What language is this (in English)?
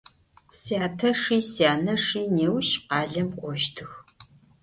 Adyghe